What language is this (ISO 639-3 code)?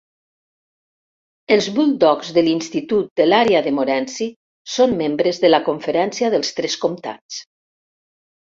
cat